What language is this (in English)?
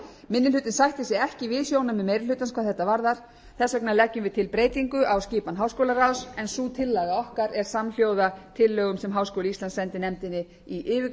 Icelandic